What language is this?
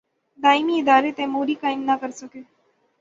Urdu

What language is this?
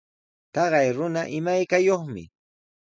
Sihuas Ancash Quechua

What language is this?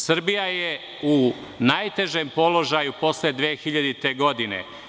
Serbian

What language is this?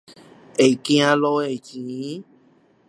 Chinese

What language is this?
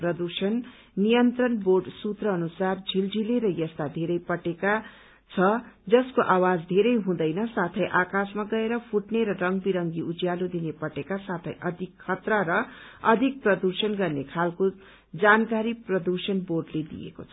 Nepali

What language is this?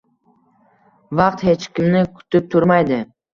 Uzbek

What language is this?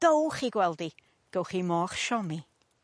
Welsh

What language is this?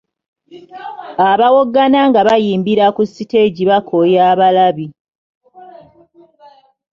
Ganda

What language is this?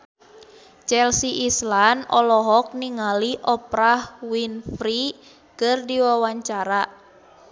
Sundanese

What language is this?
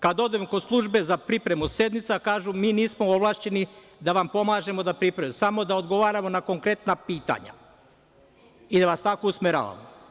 Serbian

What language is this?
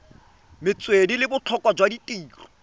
Tswana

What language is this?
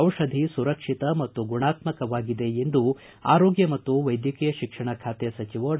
Kannada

